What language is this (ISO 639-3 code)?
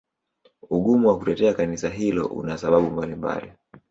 swa